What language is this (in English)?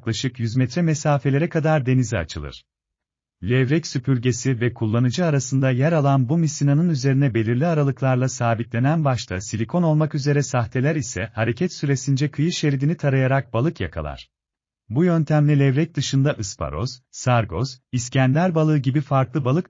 Turkish